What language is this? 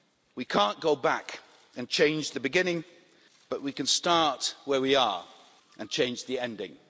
English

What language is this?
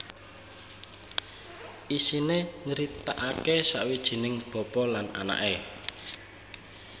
Javanese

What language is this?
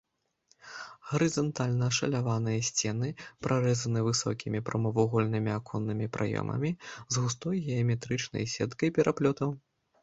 Belarusian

